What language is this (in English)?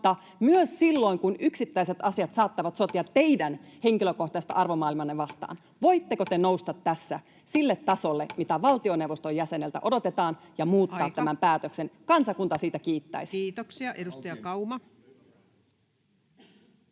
Finnish